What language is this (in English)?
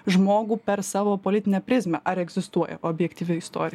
Lithuanian